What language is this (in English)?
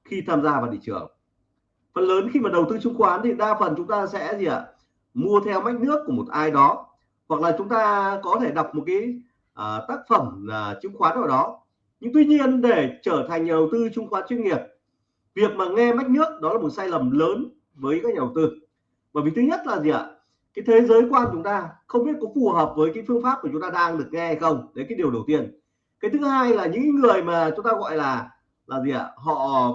Vietnamese